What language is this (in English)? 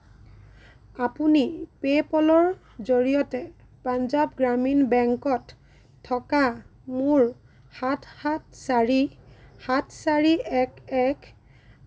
Assamese